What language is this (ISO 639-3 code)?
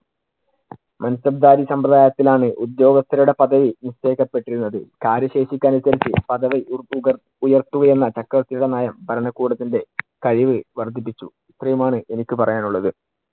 mal